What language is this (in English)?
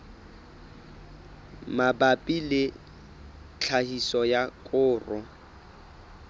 Southern Sotho